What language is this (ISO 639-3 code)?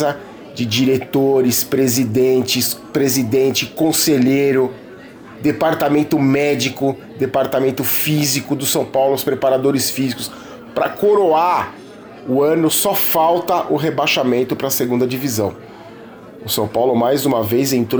por